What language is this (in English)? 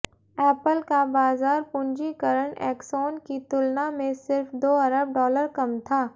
Hindi